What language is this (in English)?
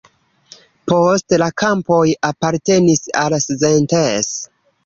Esperanto